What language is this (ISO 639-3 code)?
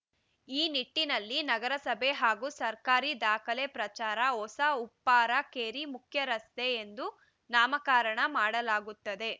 kan